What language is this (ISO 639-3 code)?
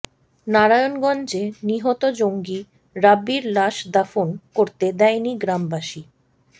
ben